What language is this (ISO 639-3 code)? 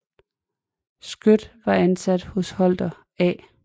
dan